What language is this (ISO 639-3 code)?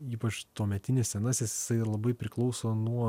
lit